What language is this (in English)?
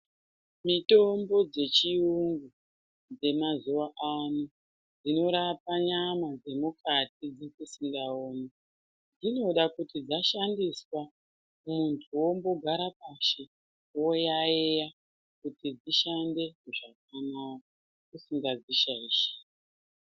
Ndau